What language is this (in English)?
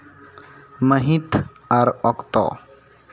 Santali